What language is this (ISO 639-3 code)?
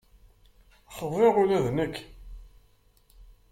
kab